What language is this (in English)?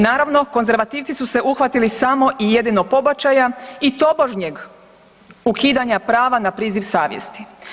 Croatian